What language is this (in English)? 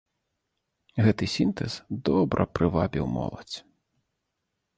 Belarusian